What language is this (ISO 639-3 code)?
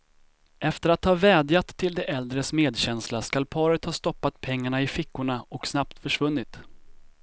swe